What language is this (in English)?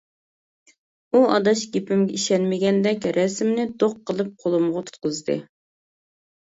Uyghur